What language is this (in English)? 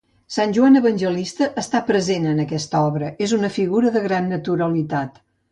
Catalan